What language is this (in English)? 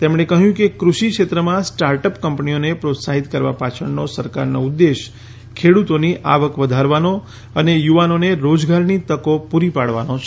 Gujarati